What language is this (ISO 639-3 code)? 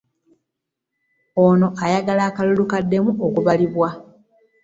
lug